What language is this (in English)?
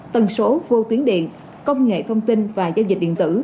Vietnamese